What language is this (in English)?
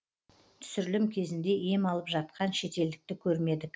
Kazakh